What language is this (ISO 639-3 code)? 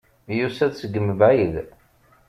kab